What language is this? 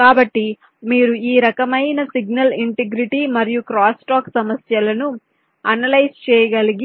Telugu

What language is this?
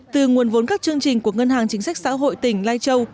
Vietnamese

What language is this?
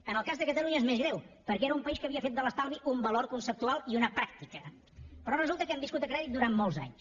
Catalan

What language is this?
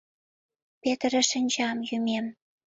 Mari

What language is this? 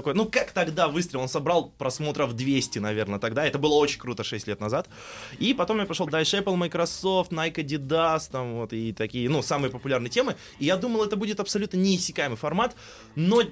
Russian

